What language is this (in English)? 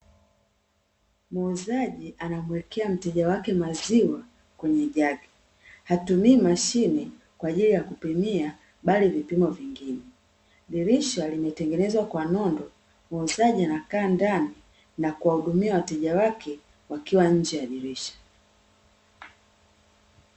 Swahili